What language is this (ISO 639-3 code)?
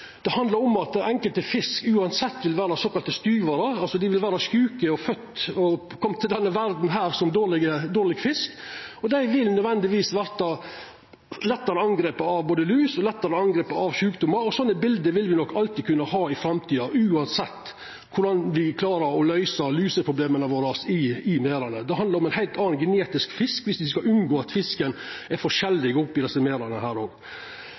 nno